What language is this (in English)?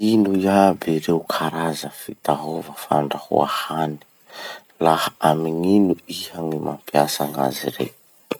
Masikoro Malagasy